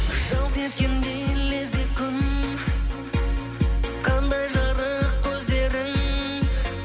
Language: Kazakh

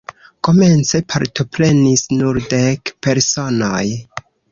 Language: Esperanto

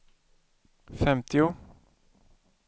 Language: Swedish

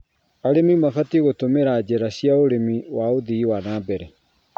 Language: Kikuyu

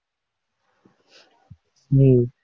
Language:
Tamil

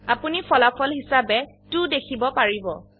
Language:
Assamese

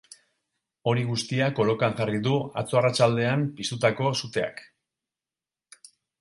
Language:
Basque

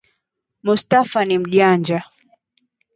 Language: Swahili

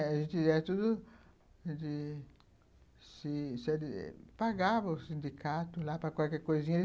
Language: Portuguese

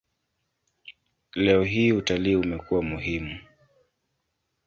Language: Swahili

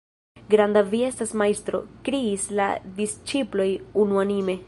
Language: Esperanto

